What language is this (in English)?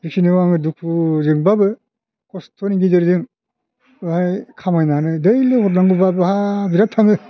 Bodo